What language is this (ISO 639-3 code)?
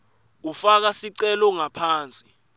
ssw